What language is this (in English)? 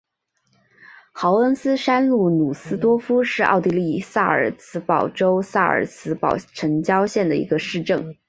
Chinese